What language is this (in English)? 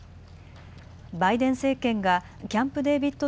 Japanese